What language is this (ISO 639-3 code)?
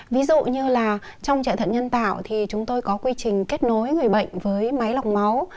vie